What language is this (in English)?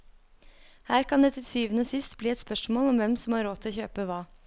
Norwegian